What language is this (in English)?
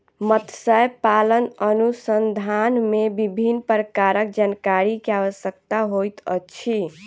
Maithili